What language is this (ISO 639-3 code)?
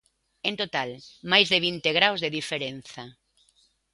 glg